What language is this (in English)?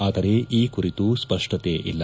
Kannada